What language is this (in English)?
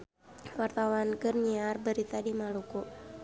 Sundanese